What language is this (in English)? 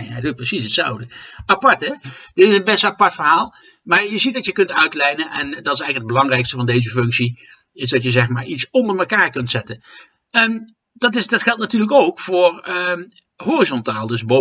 Dutch